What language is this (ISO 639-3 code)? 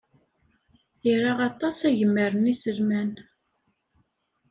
kab